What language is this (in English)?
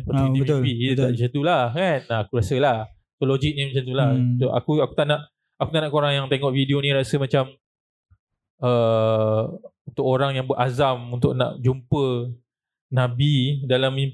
Malay